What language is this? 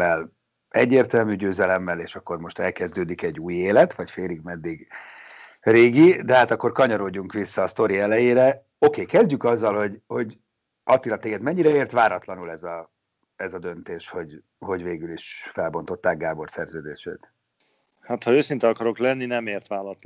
Hungarian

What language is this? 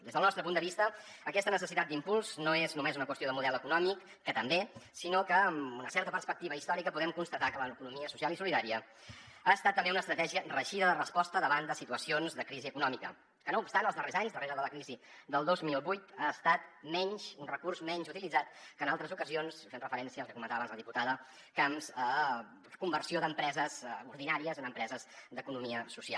Catalan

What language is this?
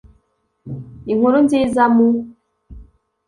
Kinyarwanda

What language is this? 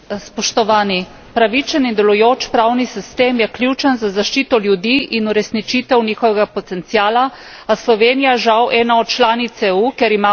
Slovenian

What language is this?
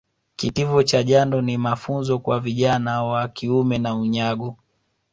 Swahili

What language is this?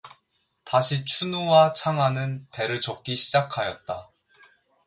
Korean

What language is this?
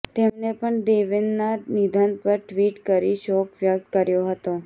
Gujarati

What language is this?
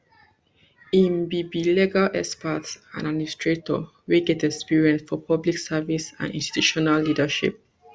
Nigerian Pidgin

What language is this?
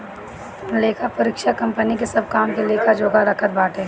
Bhojpuri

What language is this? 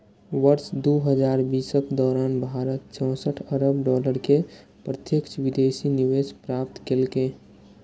Maithili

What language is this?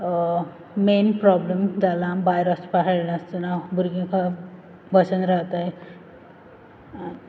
Konkani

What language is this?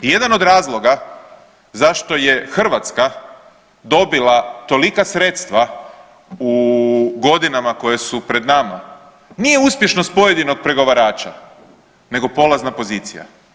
Croatian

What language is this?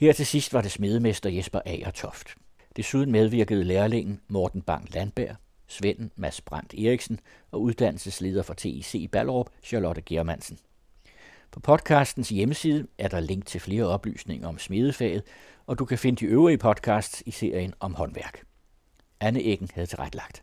Danish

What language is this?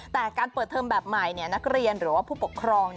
Thai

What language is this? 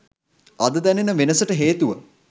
Sinhala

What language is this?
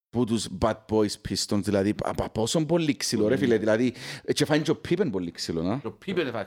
Greek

